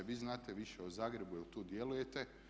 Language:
Croatian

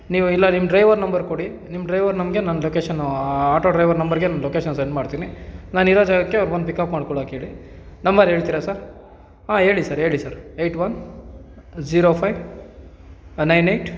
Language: Kannada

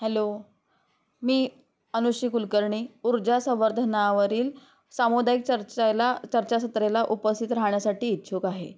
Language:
Marathi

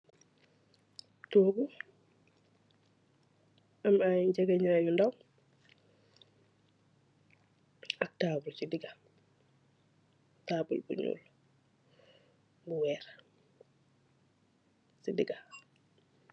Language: Wolof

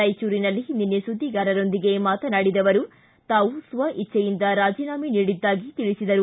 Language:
Kannada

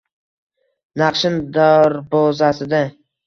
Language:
Uzbek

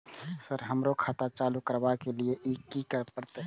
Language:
Maithili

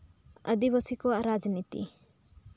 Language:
Santali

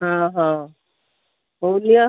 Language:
Odia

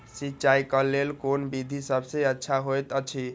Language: Maithili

